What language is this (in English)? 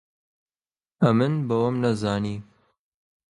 Central Kurdish